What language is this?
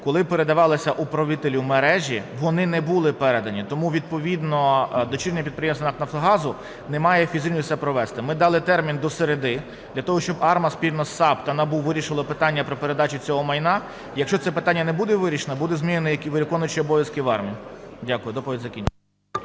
Ukrainian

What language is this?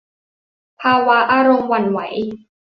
Thai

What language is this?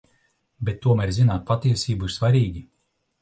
Latvian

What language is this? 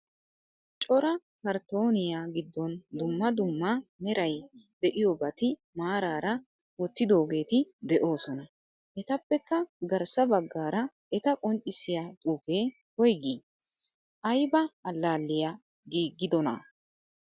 Wolaytta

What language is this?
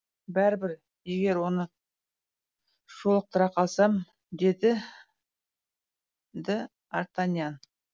Kazakh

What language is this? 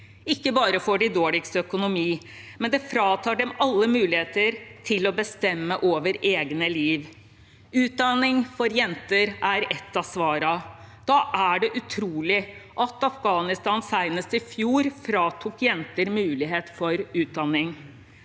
Norwegian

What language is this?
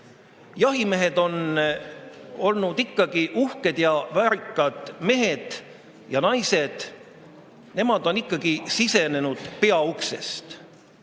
Estonian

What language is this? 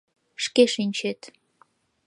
Mari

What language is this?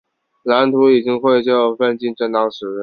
Chinese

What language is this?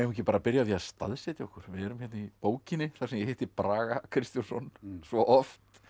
Icelandic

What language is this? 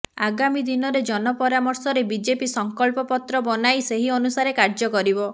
Odia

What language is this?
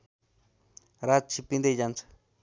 Nepali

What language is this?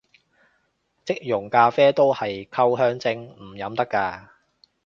Cantonese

